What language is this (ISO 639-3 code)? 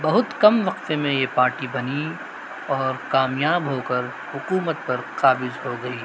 urd